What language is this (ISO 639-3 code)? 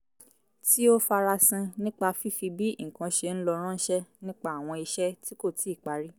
yor